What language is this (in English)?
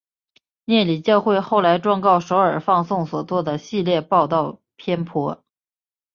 Chinese